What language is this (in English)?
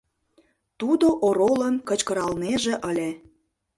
Mari